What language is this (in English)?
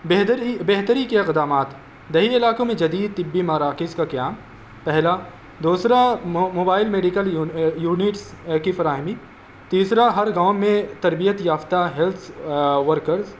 Urdu